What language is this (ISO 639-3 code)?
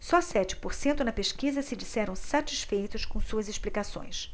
por